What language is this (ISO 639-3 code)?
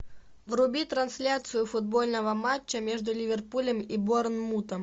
rus